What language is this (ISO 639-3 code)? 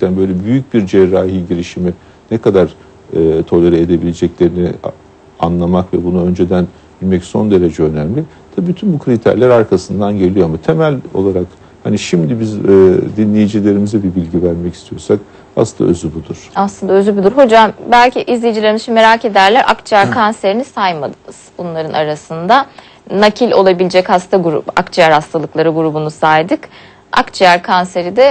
tur